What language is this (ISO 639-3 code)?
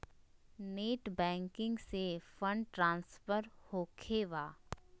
mag